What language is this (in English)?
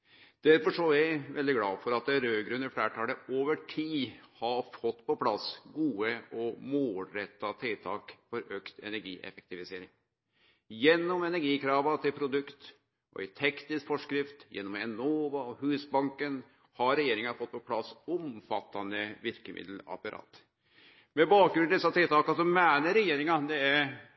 Norwegian Nynorsk